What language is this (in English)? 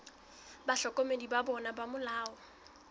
Southern Sotho